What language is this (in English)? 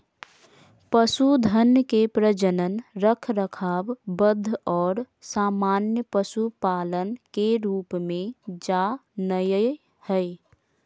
Magahi